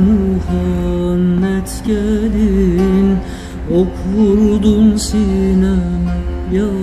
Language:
Turkish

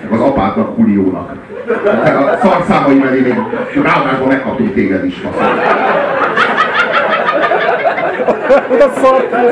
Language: Hungarian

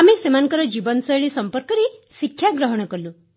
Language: Odia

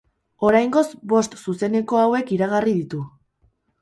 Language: Basque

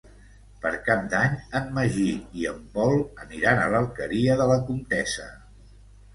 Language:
Catalan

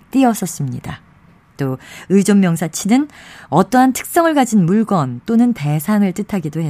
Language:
Korean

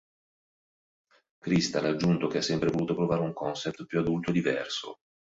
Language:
Italian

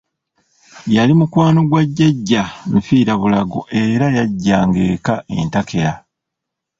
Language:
Ganda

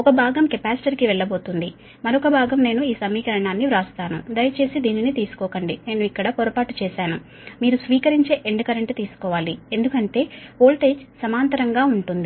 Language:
Telugu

